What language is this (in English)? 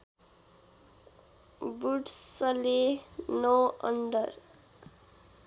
Nepali